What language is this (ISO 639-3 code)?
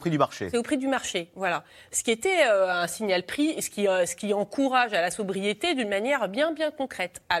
fra